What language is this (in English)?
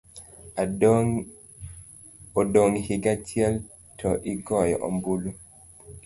Luo (Kenya and Tanzania)